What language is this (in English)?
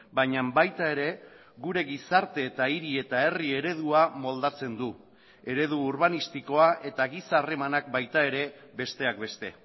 Basque